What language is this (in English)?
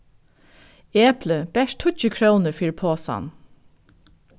Faroese